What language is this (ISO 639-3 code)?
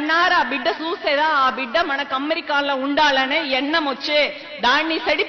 tel